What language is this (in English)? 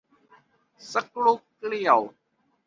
Thai